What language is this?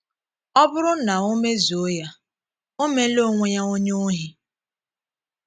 Igbo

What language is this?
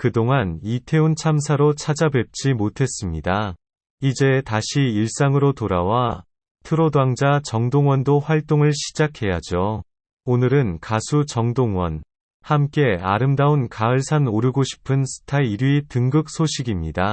Korean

